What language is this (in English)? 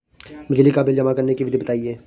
Hindi